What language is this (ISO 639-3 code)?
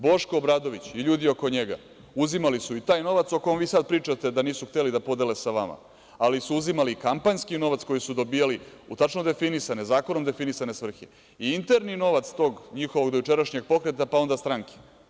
srp